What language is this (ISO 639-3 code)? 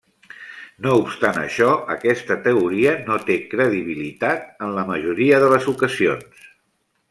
cat